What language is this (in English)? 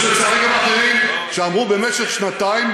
Hebrew